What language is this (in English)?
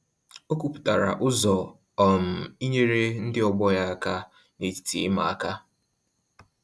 Igbo